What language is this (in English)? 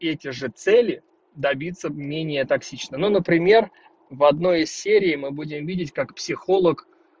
Russian